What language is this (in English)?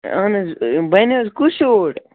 Kashmiri